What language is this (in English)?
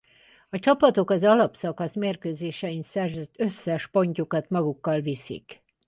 Hungarian